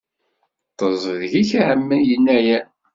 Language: Kabyle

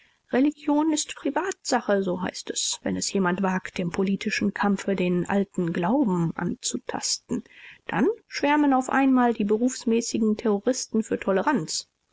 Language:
German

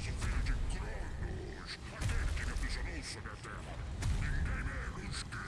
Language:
Portuguese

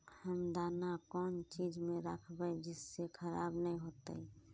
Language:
Magahi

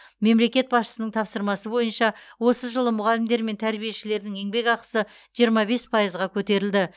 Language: Kazakh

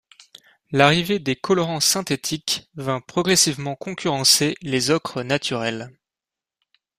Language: French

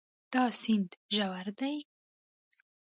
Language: Pashto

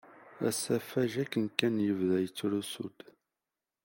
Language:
Kabyle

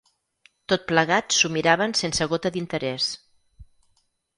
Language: Catalan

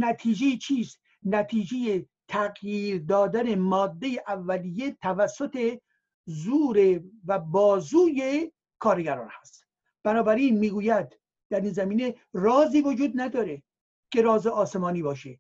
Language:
Persian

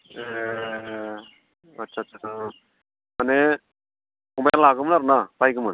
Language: Bodo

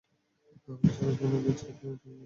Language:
Bangla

